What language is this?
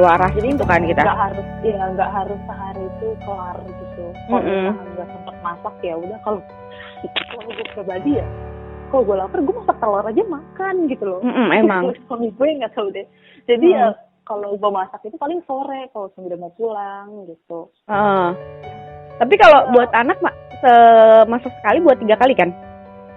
Indonesian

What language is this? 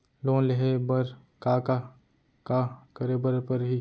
Chhattisgarhi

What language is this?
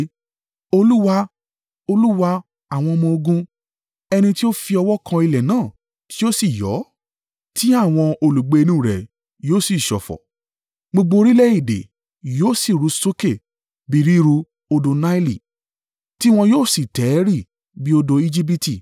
Yoruba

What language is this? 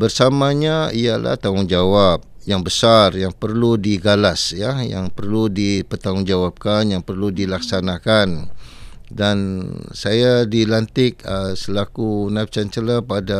Malay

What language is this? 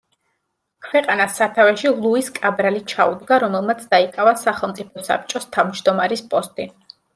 Georgian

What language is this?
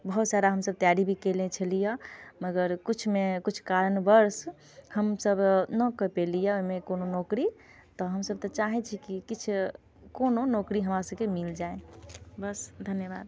Maithili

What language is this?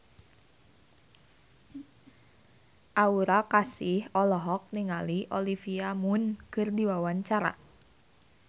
Sundanese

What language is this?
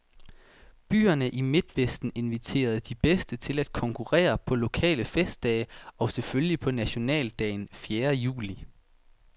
Danish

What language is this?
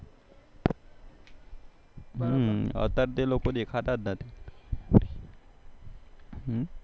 Gujarati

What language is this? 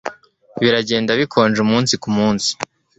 Kinyarwanda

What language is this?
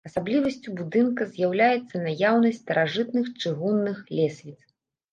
Belarusian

